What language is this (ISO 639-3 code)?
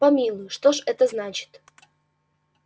rus